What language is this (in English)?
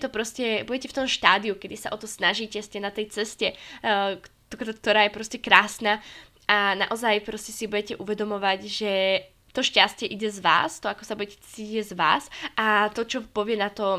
Slovak